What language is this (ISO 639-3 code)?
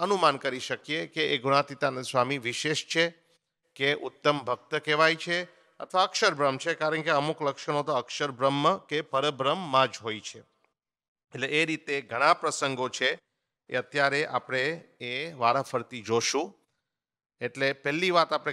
hin